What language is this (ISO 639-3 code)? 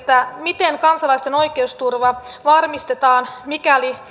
fin